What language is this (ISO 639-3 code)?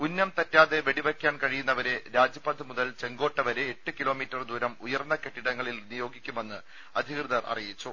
mal